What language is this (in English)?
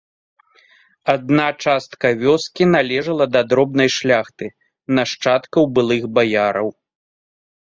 Belarusian